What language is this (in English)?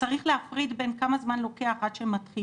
Hebrew